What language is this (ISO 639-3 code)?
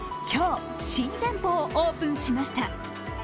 jpn